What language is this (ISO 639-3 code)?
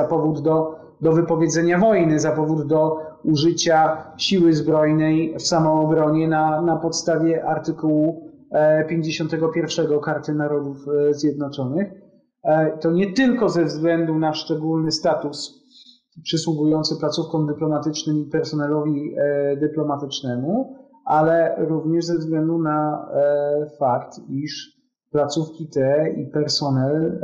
pol